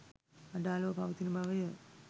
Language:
Sinhala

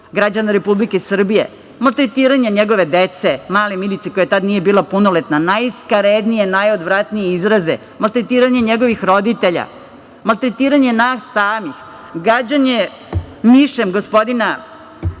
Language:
Serbian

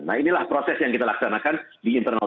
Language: Indonesian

